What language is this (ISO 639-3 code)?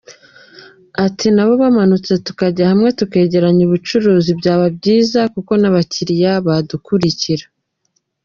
kin